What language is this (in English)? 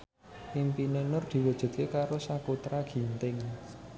Javanese